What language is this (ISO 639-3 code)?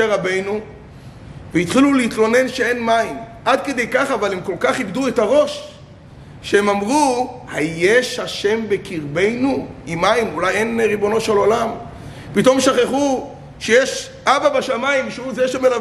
heb